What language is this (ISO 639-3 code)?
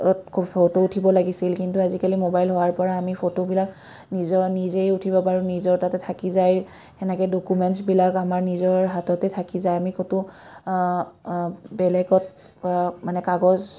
asm